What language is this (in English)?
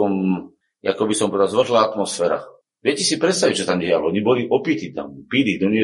Slovak